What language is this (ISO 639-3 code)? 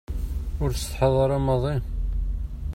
kab